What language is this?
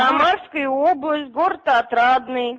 Russian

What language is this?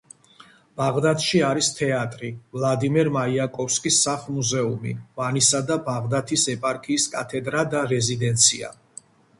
Georgian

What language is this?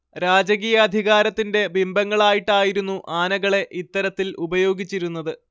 Malayalam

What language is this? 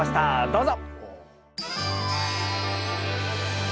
Japanese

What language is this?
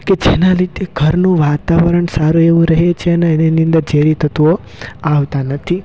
Gujarati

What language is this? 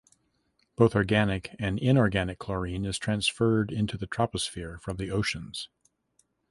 English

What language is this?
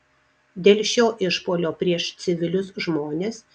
Lithuanian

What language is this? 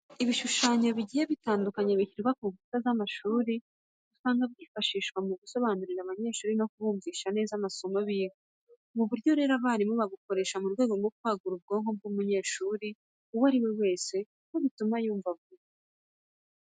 Kinyarwanda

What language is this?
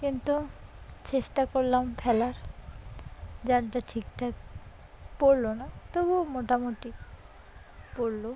Bangla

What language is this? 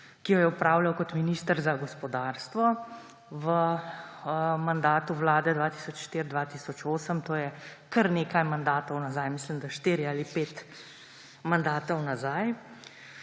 Slovenian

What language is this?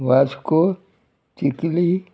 Konkani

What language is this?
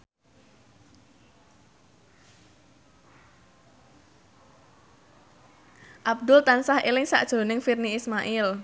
Javanese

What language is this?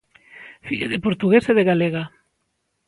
Galician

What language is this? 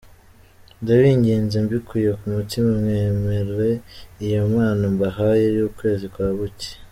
Kinyarwanda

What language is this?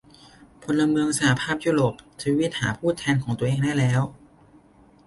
Thai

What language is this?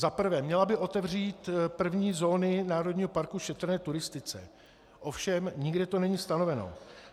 Czech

